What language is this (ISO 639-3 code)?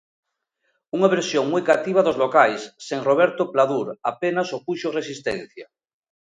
glg